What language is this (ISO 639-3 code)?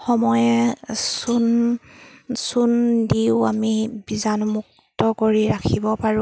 asm